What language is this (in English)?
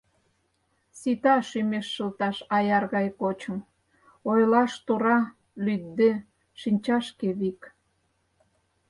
Mari